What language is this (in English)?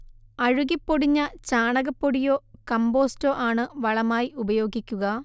Malayalam